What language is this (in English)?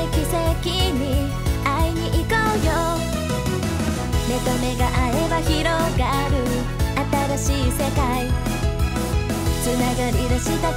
Japanese